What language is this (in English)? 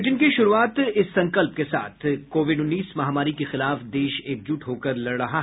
Hindi